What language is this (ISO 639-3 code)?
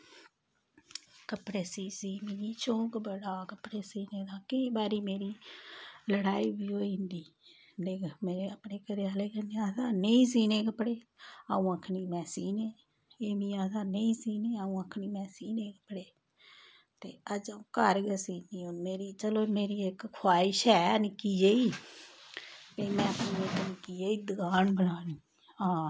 doi